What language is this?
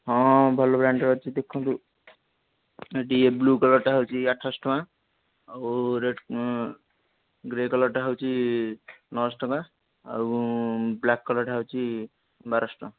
Odia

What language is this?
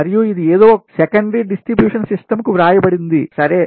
Telugu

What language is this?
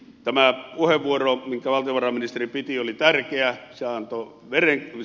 Finnish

